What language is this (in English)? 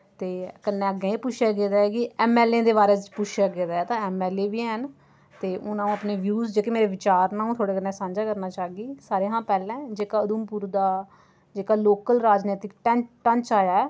Dogri